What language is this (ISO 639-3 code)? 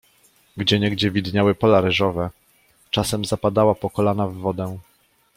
pol